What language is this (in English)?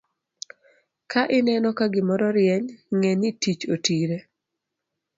Luo (Kenya and Tanzania)